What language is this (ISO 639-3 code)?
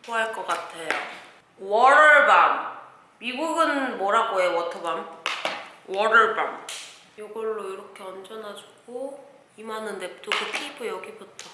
kor